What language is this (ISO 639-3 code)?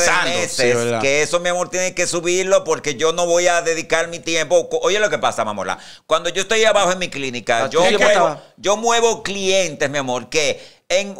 spa